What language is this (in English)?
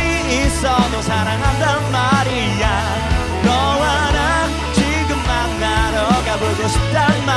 Korean